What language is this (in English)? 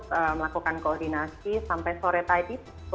Indonesian